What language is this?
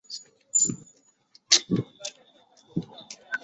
Chinese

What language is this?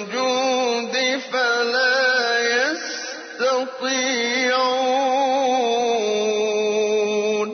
Filipino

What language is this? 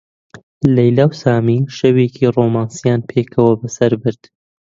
Central Kurdish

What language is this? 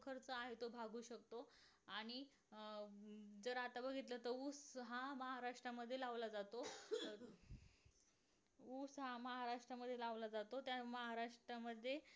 Marathi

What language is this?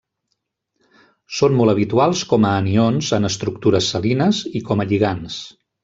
Catalan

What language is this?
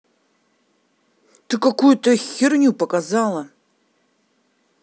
Russian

